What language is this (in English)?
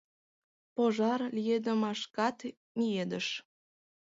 Mari